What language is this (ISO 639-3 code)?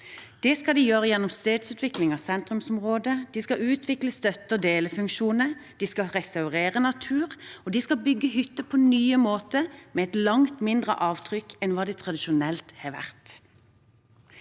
nor